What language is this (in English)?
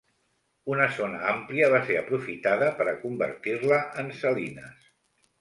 Catalan